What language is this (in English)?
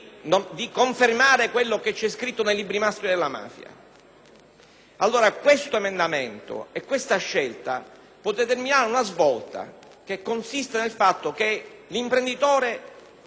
Italian